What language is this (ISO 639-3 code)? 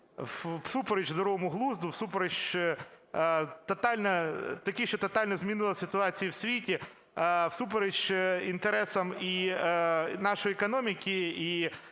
ukr